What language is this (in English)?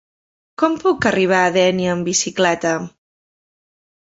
Catalan